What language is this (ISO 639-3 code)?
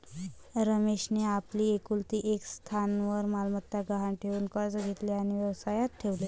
mar